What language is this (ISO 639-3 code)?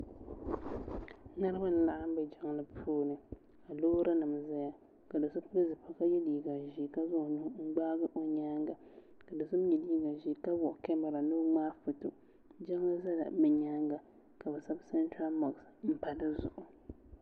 dag